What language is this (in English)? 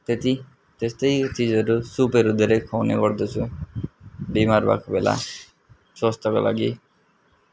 Nepali